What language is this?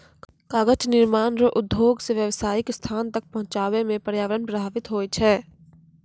Maithili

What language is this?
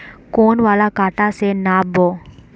Magahi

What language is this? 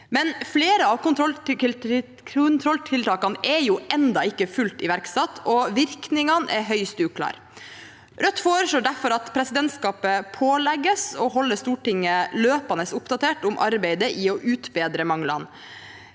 Norwegian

